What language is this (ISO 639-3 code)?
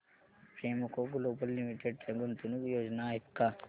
mar